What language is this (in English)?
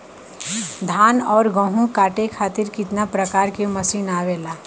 Bhojpuri